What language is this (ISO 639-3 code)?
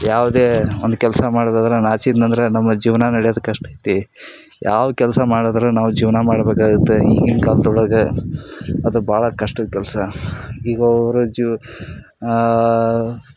kan